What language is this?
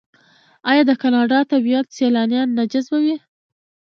Pashto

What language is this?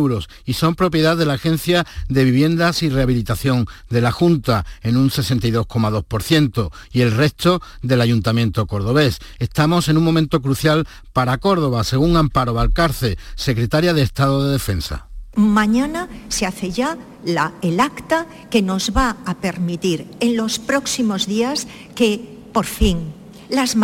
Spanish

